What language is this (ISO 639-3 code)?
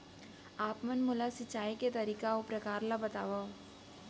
hne